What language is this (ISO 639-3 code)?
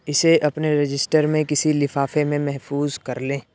urd